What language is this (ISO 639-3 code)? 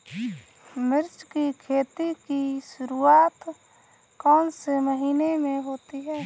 hin